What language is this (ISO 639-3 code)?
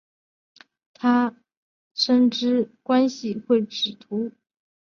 zho